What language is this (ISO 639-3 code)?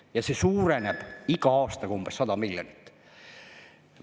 est